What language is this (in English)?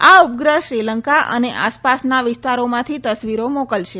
Gujarati